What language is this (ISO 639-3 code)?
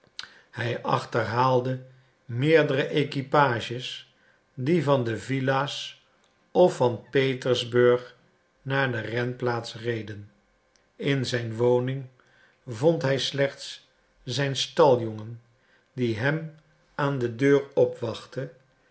nld